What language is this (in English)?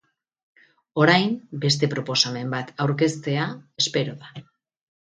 Basque